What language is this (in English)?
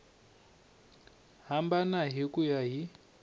Tsonga